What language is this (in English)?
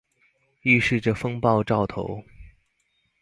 Chinese